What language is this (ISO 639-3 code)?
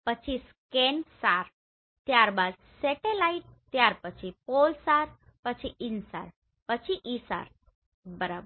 guj